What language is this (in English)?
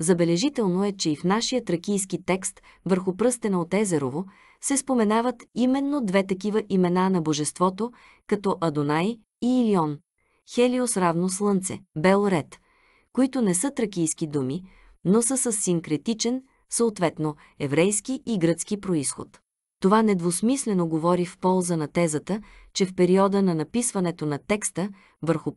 Bulgarian